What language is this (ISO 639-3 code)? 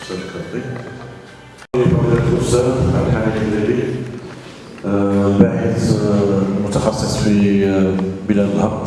ara